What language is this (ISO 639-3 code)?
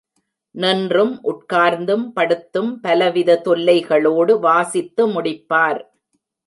tam